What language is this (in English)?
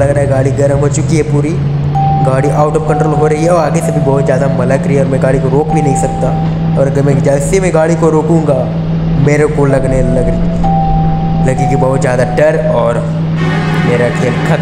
Hindi